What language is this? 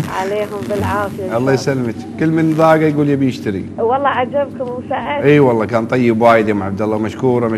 Arabic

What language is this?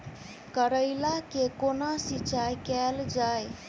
Maithili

